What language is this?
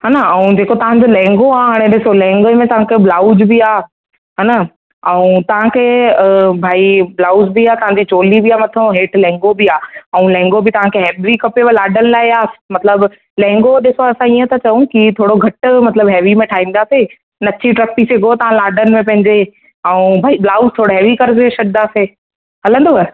Sindhi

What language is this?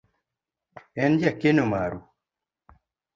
Luo (Kenya and Tanzania)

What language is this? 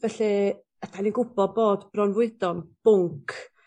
Welsh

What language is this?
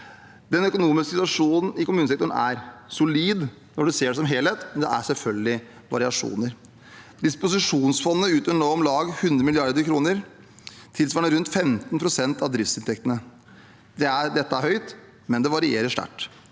Norwegian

